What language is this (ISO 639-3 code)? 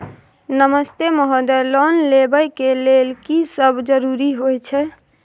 mai